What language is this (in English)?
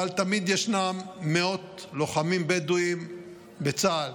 Hebrew